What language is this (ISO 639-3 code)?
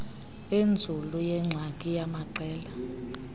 xho